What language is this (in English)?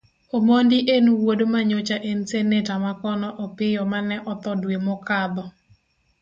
Luo (Kenya and Tanzania)